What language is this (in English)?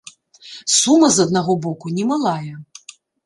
Belarusian